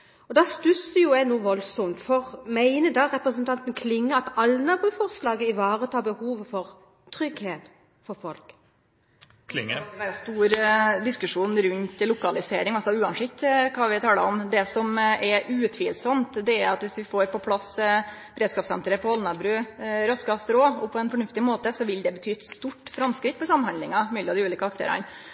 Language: Norwegian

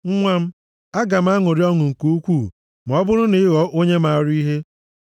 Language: Igbo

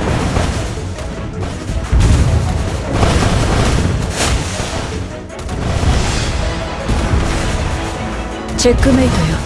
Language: Japanese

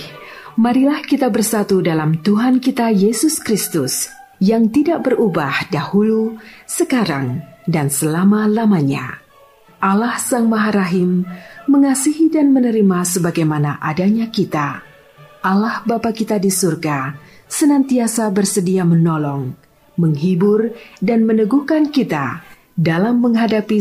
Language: Indonesian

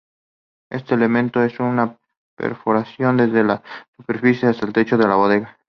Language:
Spanish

